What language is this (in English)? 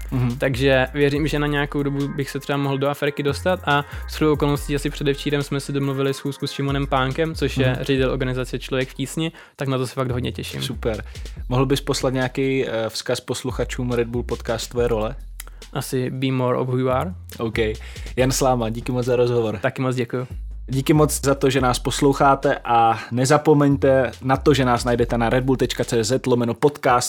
Czech